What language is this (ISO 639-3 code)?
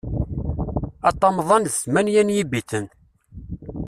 kab